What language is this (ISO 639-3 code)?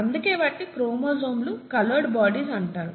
tel